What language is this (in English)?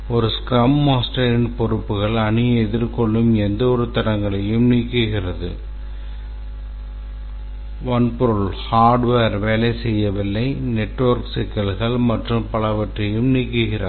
Tamil